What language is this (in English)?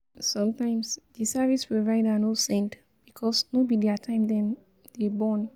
Nigerian Pidgin